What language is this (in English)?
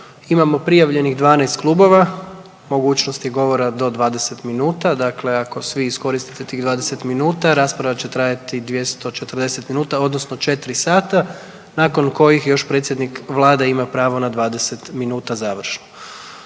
Croatian